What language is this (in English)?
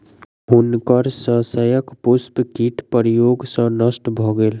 Maithili